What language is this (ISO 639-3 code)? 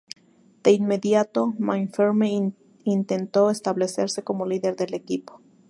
spa